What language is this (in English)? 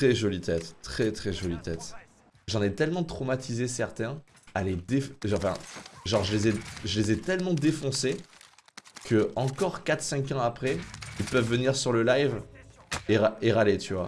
French